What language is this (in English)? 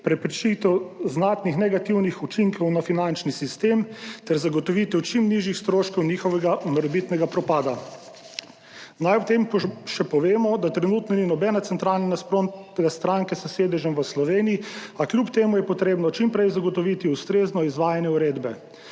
Slovenian